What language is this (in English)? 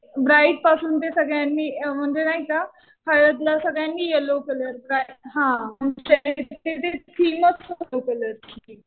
Marathi